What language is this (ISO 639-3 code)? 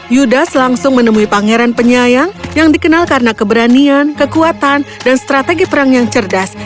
ind